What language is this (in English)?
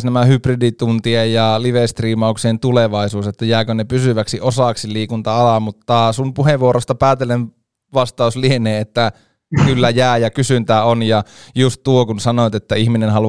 Finnish